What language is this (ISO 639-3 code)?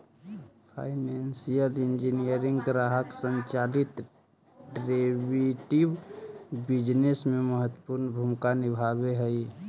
mag